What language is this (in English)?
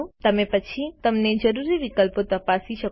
Gujarati